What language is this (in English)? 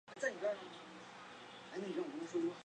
Chinese